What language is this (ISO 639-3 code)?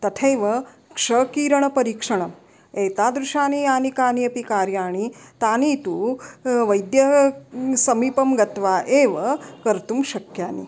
san